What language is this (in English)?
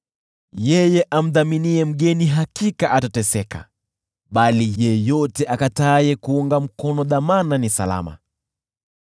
Swahili